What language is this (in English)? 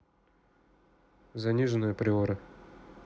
Russian